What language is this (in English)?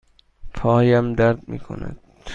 Persian